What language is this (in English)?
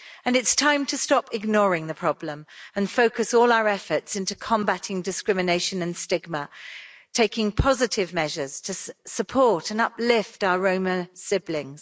English